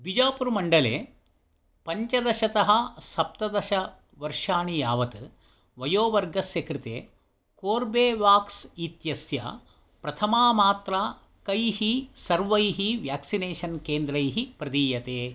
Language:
Sanskrit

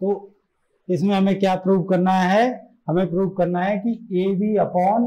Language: Hindi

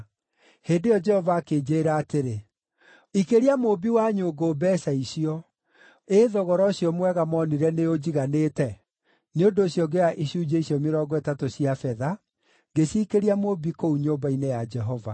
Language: Kikuyu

